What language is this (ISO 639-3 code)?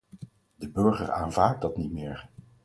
nld